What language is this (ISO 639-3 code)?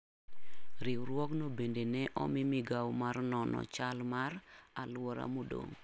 luo